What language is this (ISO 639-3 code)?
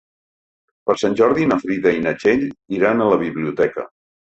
cat